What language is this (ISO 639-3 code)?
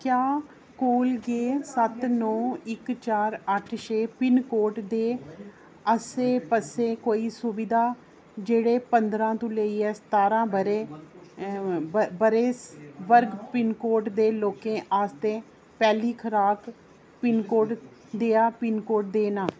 doi